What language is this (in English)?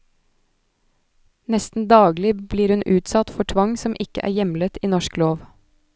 Norwegian